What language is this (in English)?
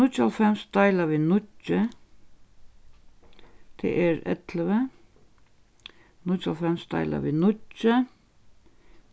Faroese